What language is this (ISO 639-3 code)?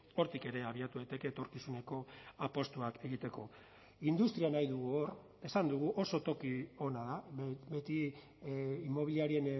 eus